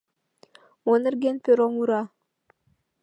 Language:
Mari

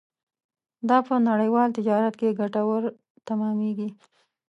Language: Pashto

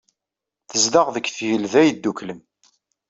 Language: Kabyle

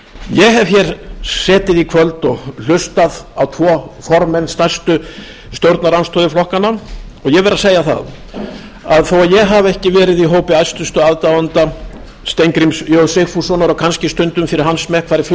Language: Icelandic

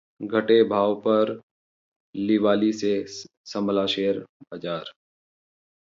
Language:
Hindi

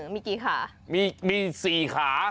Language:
Thai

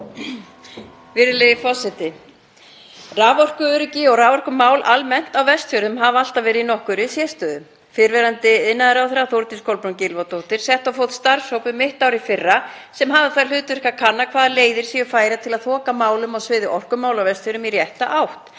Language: Icelandic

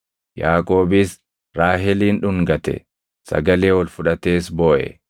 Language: Oromo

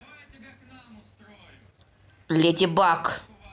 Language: Russian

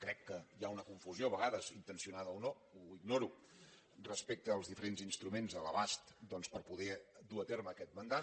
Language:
Catalan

